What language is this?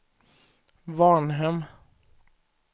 Swedish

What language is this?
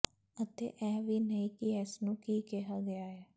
Punjabi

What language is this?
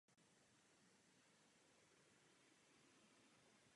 Czech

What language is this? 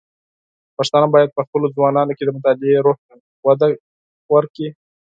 Pashto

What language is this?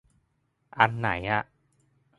Thai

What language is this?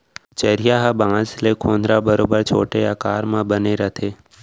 Chhattisgarhi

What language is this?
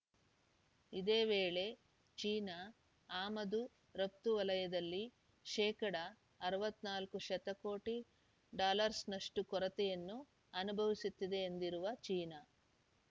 Kannada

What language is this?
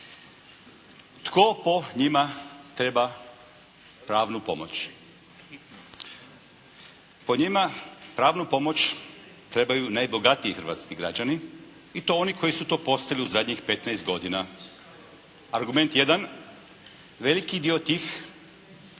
Croatian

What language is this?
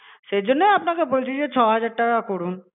Bangla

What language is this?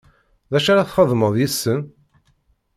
Kabyle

